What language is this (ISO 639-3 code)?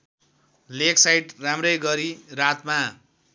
nep